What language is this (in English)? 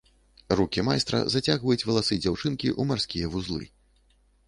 Belarusian